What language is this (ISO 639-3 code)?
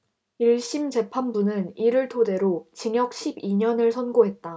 kor